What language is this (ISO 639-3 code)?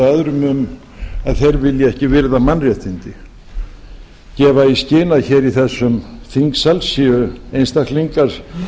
isl